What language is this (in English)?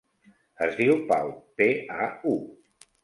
Catalan